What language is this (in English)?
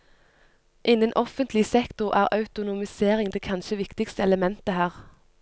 Norwegian